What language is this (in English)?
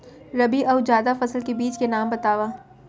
Chhattisgarhi